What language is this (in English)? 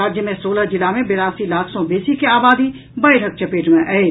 Maithili